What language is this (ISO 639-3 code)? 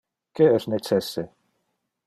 ina